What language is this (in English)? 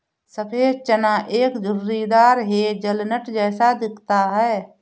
Hindi